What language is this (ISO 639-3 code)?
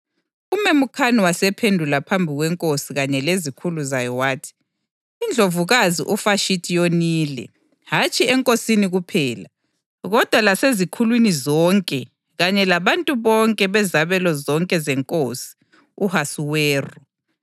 nde